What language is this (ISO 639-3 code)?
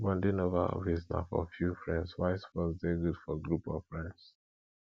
pcm